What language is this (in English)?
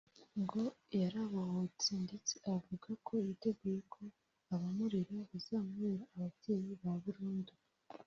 Kinyarwanda